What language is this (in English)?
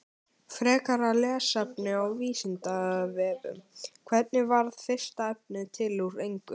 Icelandic